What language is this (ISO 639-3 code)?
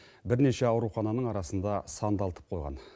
kaz